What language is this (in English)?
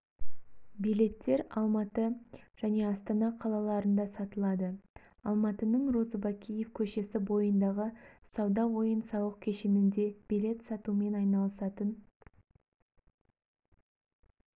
Kazakh